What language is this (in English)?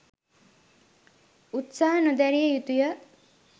Sinhala